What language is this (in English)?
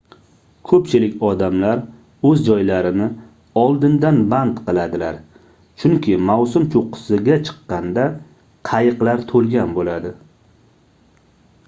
Uzbek